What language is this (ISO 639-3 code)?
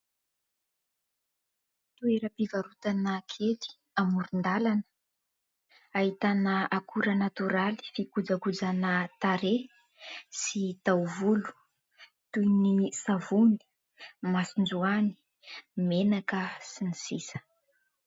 mlg